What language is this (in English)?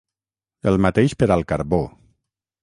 Catalan